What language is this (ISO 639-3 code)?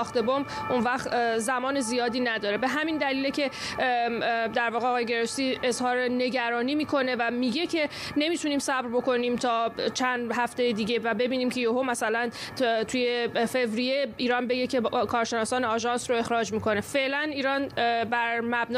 fas